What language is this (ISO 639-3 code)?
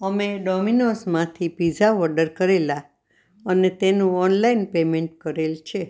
guj